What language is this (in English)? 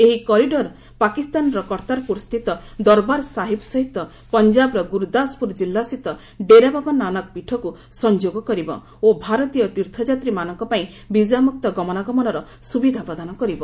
Odia